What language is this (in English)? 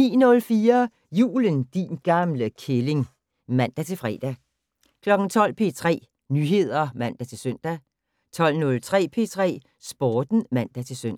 Danish